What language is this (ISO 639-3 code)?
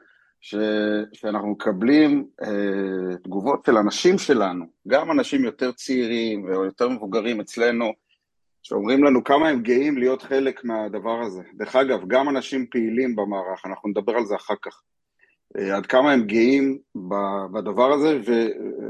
heb